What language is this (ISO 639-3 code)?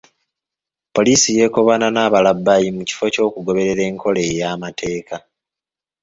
lug